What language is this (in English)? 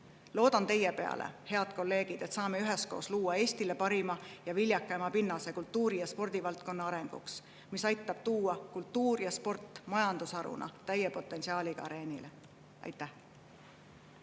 Estonian